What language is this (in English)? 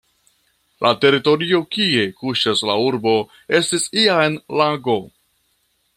Esperanto